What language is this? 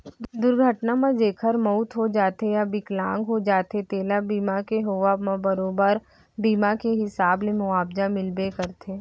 Chhattisgarhi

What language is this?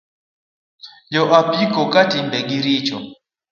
Luo (Kenya and Tanzania)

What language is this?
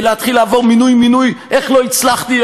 Hebrew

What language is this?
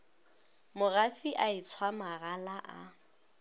Northern Sotho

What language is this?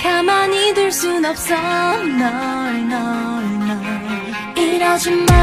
Korean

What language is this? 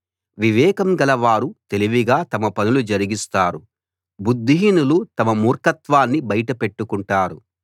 Telugu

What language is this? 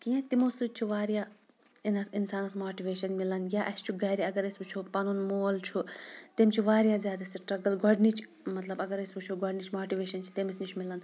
Kashmiri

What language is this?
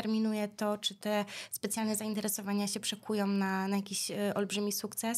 Polish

